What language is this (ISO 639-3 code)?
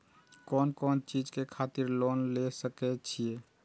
mai